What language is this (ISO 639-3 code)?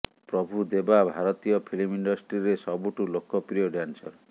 ori